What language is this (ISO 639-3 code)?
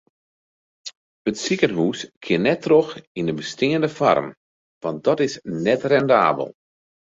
fry